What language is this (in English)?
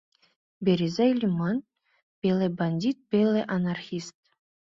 Mari